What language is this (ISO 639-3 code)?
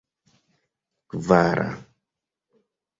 epo